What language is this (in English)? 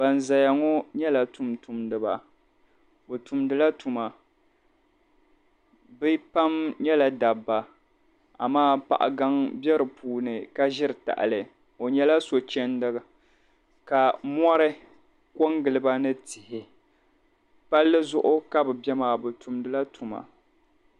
Dagbani